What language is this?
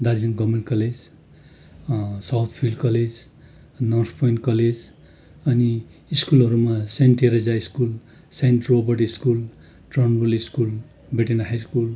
Nepali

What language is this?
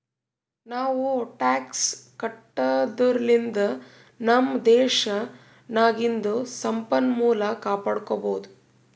Kannada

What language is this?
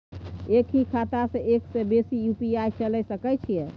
Maithili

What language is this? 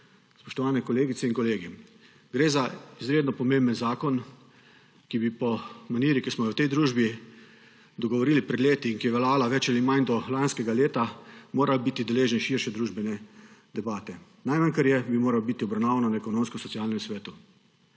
Slovenian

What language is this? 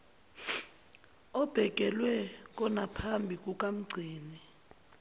Zulu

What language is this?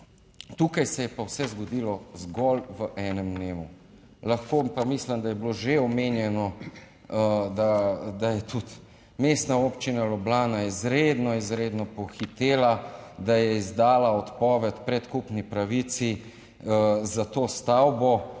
Slovenian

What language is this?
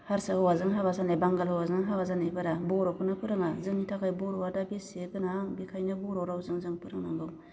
Bodo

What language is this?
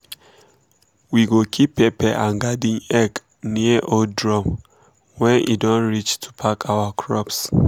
Nigerian Pidgin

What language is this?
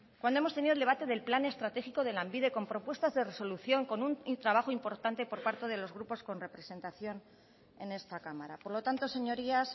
Spanish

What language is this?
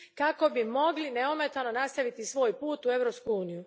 Croatian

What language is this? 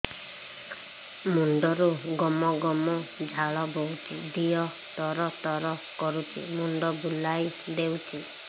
Odia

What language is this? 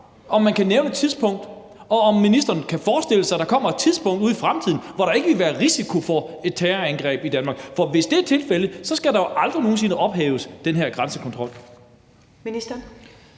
Danish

